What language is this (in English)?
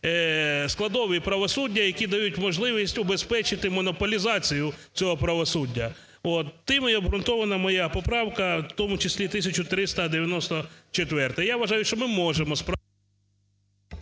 Ukrainian